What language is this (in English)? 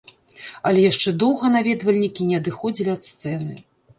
Belarusian